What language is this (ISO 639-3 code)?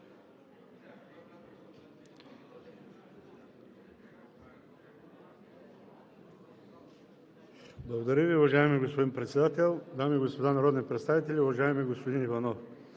bul